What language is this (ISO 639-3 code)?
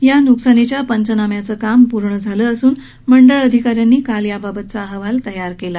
mar